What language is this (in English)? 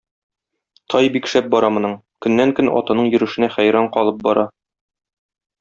Tatar